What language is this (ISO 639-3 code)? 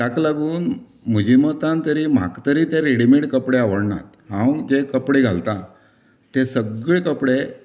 kok